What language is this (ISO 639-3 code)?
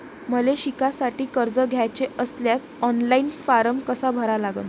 mar